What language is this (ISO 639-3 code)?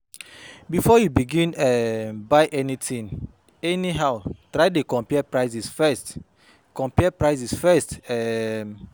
pcm